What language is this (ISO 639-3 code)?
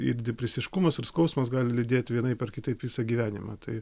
lit